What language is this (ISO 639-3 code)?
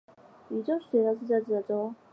zho